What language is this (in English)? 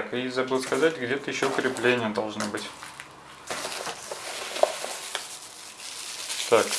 Russian